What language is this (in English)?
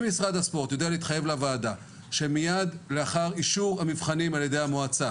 Hebrew